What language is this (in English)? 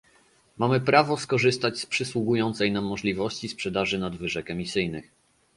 Polish